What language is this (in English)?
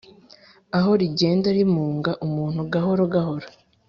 Kinyarwanda